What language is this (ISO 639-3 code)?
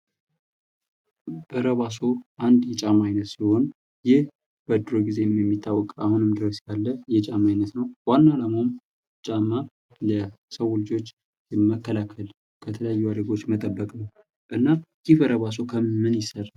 amh